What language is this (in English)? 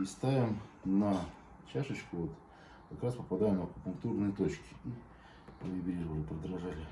Russian